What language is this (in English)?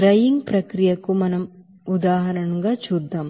Telugu